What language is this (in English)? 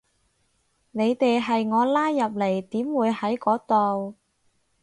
Cantonese